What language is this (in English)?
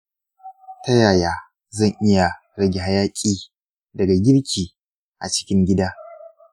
Hausa